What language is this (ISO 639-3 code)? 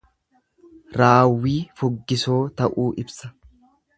orm